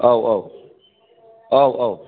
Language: Bodo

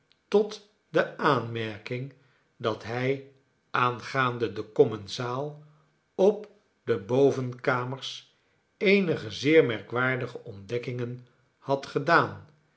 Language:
Dutch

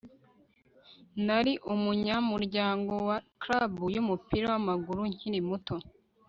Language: Kinyarwanda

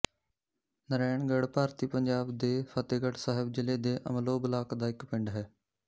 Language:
Punjabi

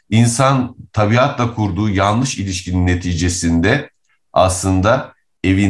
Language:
Turkish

